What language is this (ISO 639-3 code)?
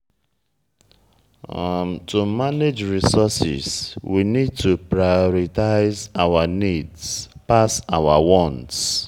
pcm